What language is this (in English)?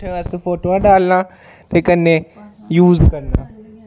Dogri